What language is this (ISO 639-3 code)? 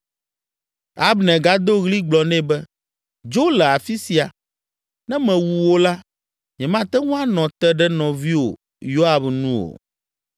ewe